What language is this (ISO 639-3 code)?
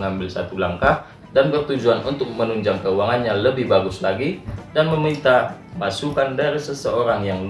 ind